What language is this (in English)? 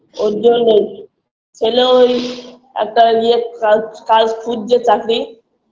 Bangla